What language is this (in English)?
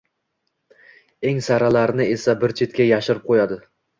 Uzbek